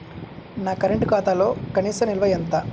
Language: Telugu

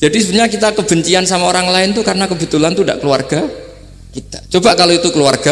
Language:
Indonesian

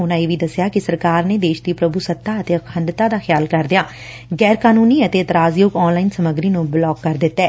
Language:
Punjabi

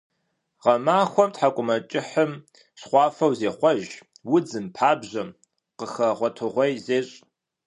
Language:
Kabardian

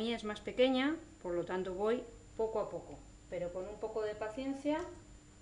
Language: Spanish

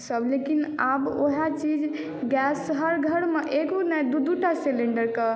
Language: Maithili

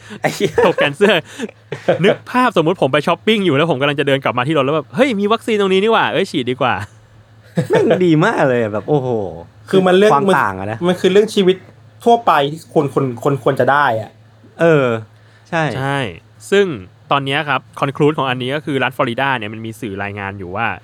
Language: Thai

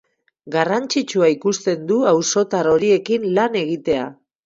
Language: Basque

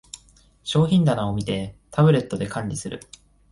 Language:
Japanese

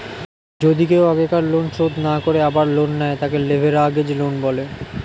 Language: Bangla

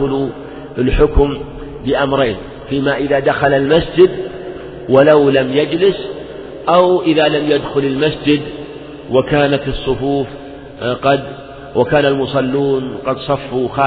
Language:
Arabic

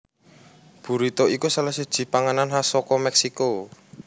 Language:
Javanese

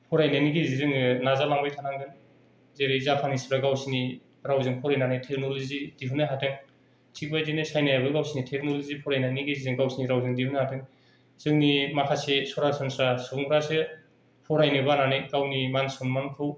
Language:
Bodo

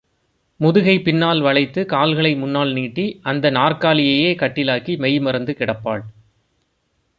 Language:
Tamil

